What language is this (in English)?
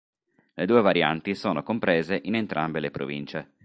Italian